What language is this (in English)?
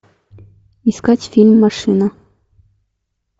Russian